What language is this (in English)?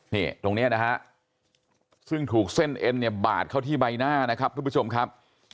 Thai